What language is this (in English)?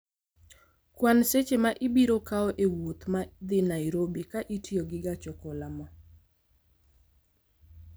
Luo (Kenya and Tanzania)